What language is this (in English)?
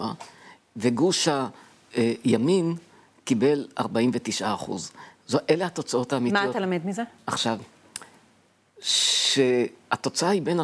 Hebrew